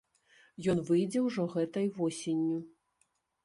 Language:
Belarusian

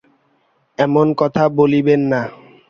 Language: Bangla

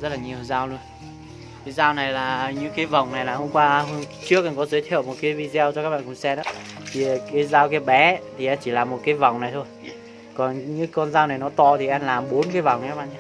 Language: Vietnamese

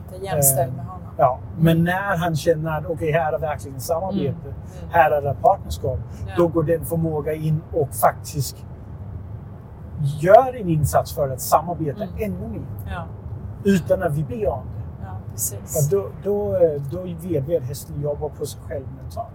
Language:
Swedish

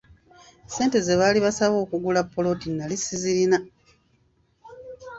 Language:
Ganda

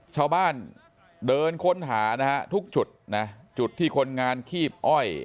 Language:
Thai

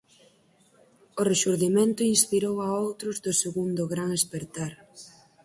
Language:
Galician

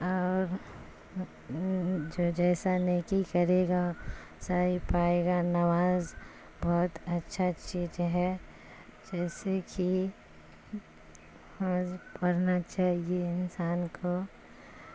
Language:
Urdu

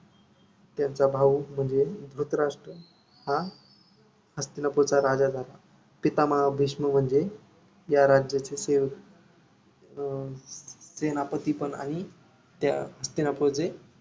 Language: Marathi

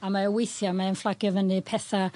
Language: Welsh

